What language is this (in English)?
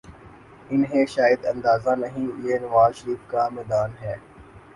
Urdu